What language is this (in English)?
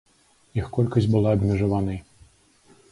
Belarusian